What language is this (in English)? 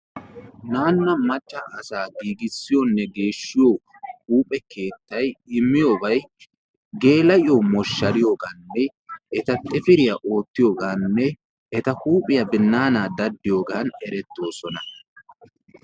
Wolaytta